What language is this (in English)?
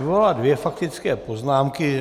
Czech